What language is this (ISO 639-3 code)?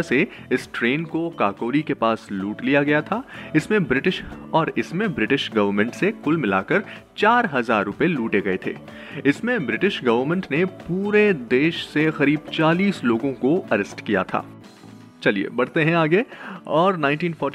hin